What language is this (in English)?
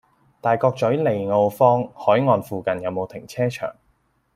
Cantonese